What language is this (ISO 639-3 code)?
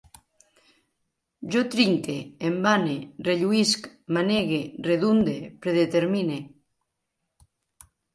cat